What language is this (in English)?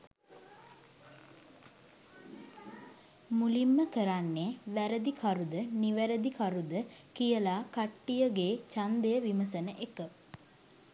Sinhala